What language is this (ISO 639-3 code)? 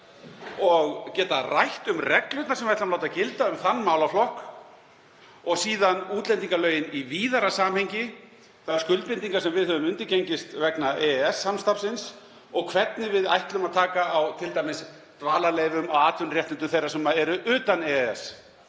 isl